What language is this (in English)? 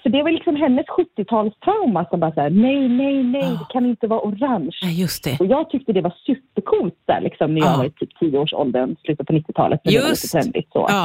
Swedish